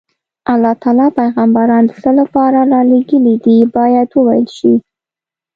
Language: Pashto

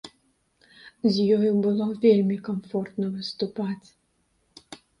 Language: Belarusian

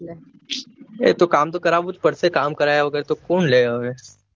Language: Gujarati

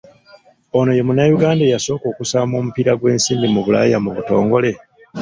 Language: Ganda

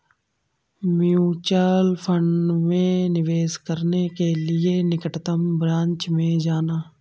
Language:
Hindi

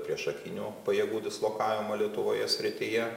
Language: Lithuanian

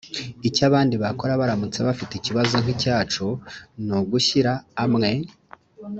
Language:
Kinyarwanda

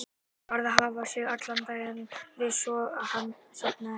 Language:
Icelandic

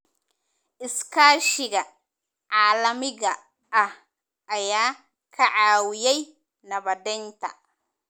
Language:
Somali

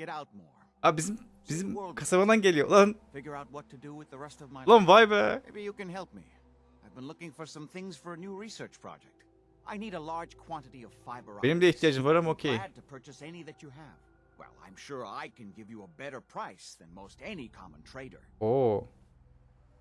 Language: Turkish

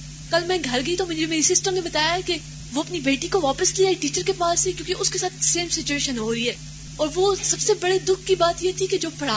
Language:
Urdu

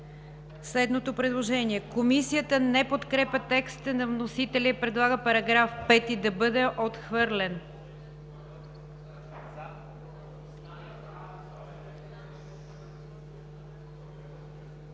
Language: Bulgarian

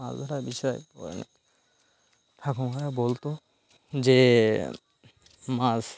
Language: Bangla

